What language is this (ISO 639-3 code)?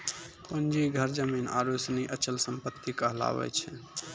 mai